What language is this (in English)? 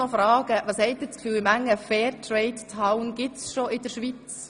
Swiss German